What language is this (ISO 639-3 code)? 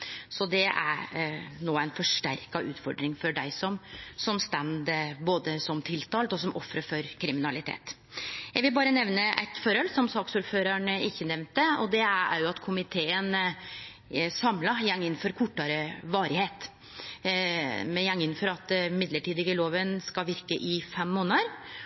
nno